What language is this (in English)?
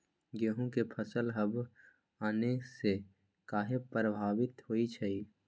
Magahi